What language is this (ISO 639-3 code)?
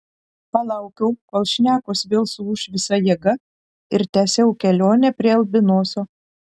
lit